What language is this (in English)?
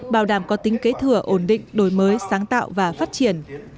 Vietnamese